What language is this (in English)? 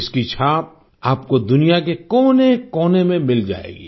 Hindi